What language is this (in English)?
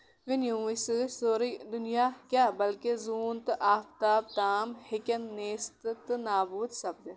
Kashmiri